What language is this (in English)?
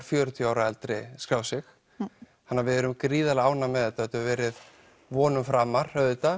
Icelandic